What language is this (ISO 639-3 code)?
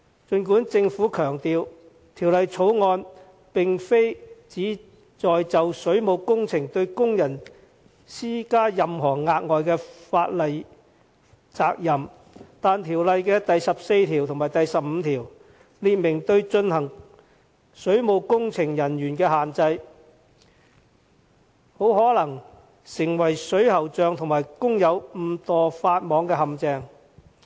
yue